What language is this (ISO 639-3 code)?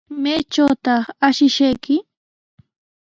qws